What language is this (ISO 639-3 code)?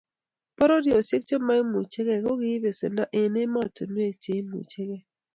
kln